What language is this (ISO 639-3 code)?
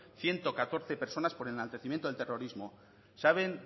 spa